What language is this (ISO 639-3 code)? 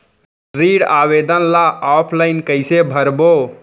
hne